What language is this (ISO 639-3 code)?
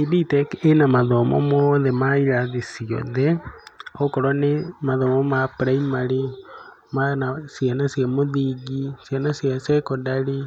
kik